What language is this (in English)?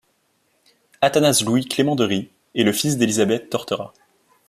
French